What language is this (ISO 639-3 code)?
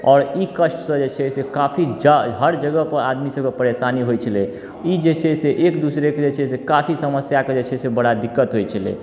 mai